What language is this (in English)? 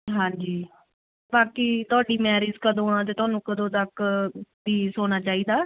Punjabi